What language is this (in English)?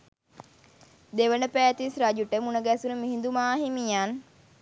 Sinhala